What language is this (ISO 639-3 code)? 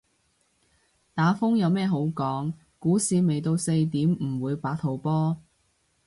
yue